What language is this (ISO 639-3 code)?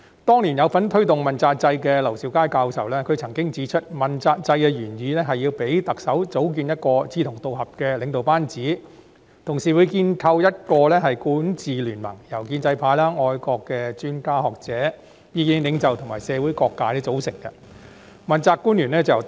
yue